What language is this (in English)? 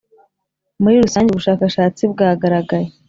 Kinyarwanda